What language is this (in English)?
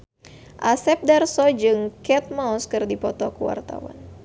Sundanese